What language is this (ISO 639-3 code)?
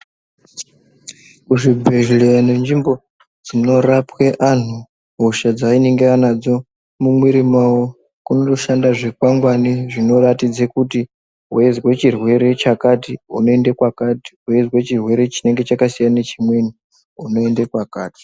ndc